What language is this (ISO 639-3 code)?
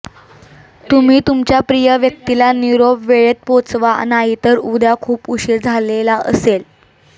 mar